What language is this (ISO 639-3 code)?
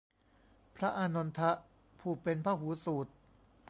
tha